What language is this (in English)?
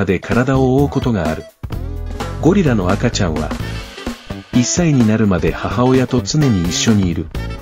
Japanese